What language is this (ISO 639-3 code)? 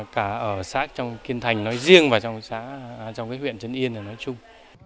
vie